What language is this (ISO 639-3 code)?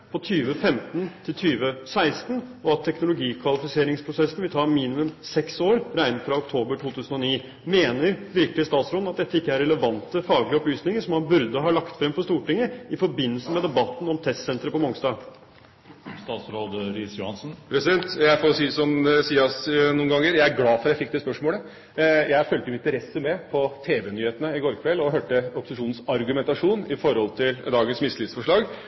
nob